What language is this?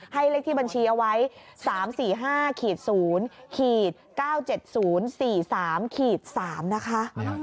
Thai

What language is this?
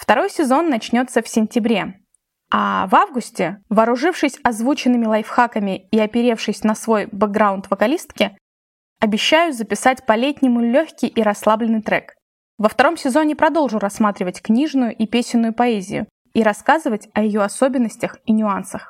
Russian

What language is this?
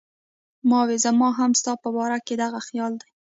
Pashto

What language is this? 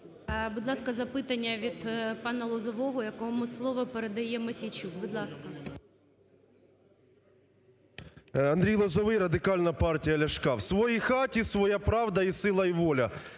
Ukrainian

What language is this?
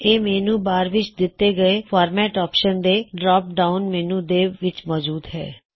Punjabi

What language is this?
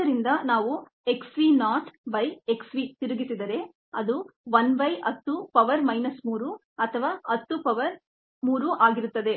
Kannada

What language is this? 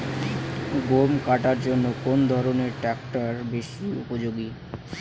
Bangla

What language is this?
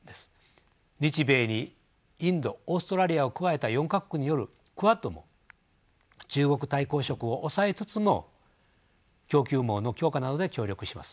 Japanese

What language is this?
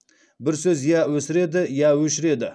Kazakh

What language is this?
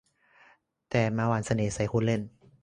Thai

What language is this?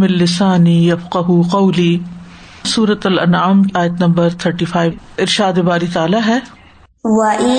Urdu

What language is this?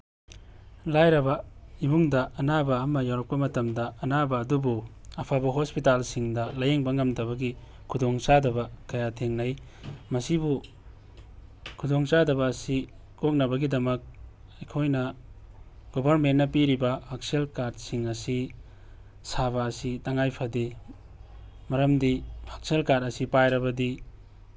Manipuri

